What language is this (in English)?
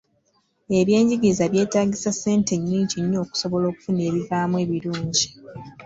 Ganda